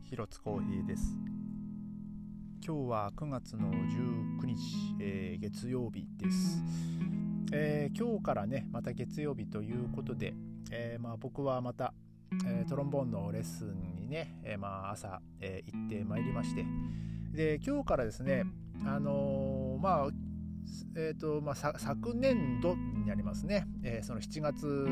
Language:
Japanese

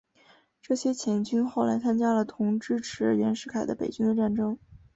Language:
Chinese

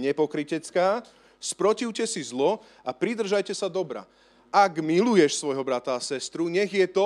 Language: Slovak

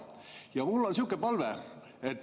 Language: Estonian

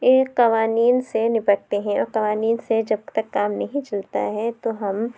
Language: Urdu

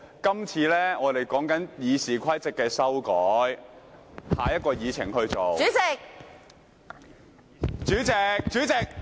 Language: Cantonese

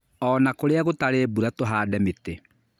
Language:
Kikuyu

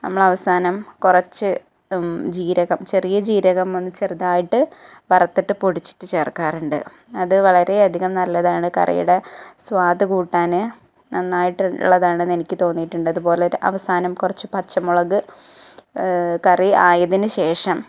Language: Malayalam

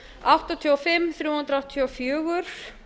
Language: Icelandic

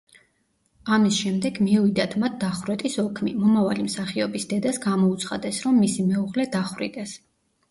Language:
Georgian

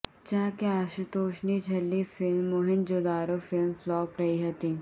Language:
Gujarati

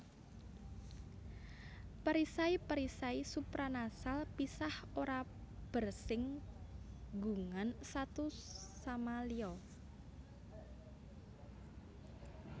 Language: Javanese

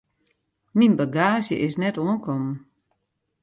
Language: Western Frisian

